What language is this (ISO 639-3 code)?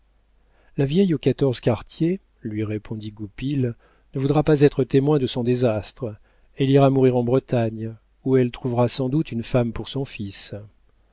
fra